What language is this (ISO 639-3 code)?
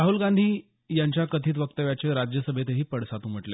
mar